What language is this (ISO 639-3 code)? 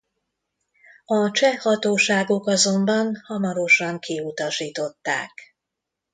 hun